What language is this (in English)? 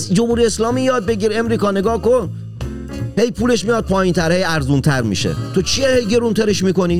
Persian